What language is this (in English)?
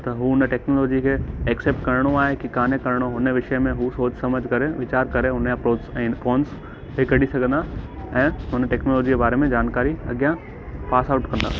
Sindhi